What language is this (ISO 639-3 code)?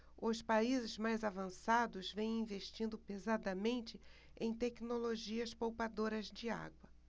por